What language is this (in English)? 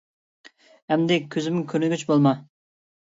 Uyghur